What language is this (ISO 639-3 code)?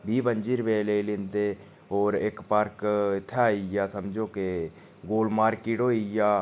doi